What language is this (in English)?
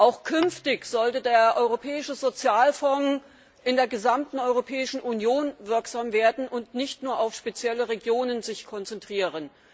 German